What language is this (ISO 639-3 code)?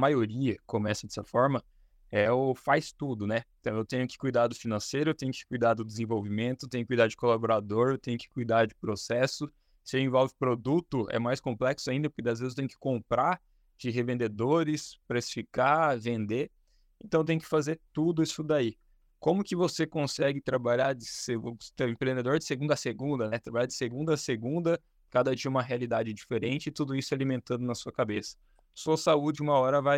por